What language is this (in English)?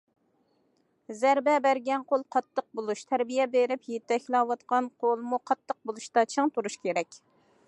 Uyghur